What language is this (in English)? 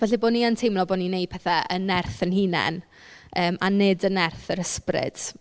Welsh